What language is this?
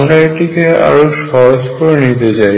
Bangla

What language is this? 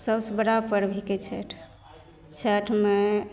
Maithili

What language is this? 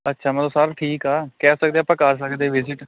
Punjabi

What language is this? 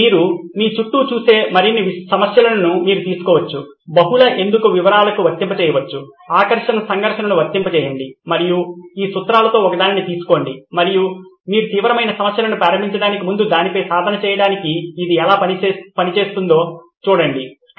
Telugu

